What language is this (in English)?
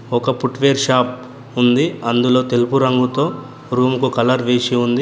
Telugu